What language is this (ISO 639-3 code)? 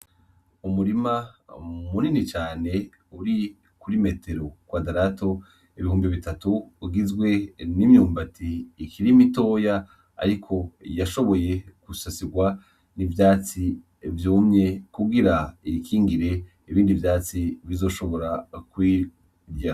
run